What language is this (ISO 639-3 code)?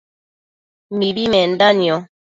mcf